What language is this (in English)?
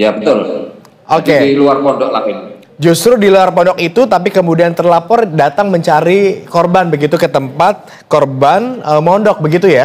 Indonesian